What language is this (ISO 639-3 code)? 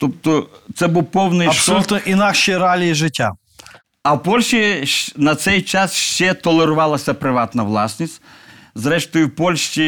ukr